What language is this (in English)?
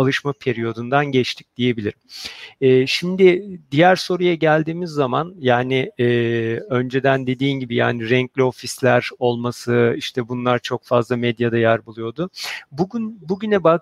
Turkish